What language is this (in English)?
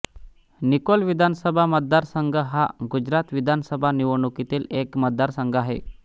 Marathi